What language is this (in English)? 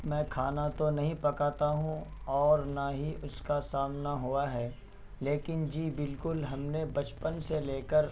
Urdu